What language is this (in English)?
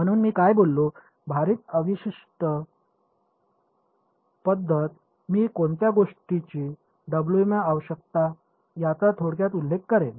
Marathi